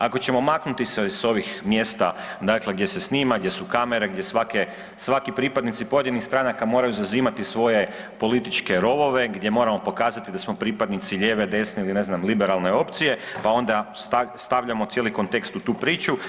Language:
Croatian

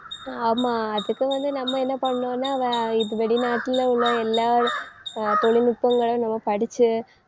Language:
Tamil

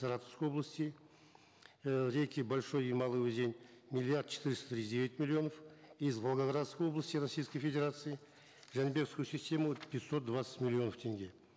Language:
Kazakh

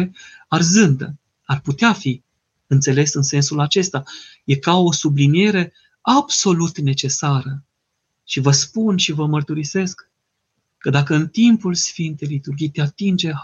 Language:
Romanian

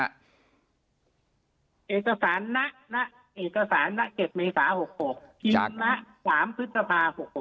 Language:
Thai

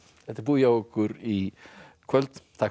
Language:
Icelandic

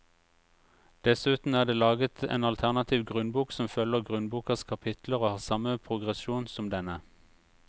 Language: Norwegian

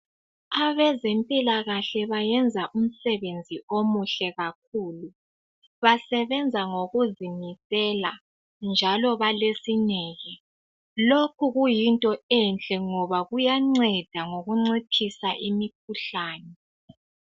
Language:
North Ndebele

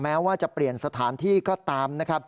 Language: Thai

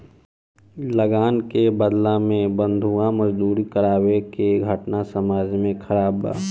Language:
Bhojpuri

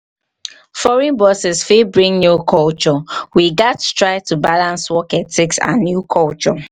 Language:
Nigerian Pidgin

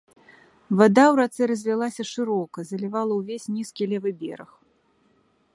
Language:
Belarusian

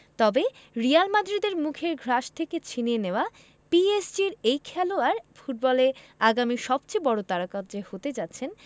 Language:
Bangla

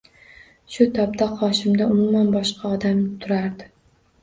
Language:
Uzbek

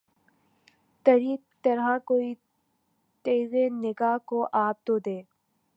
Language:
Urdu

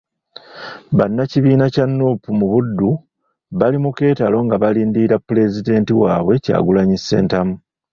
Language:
Ganda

